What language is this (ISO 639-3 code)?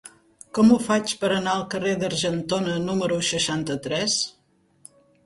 cat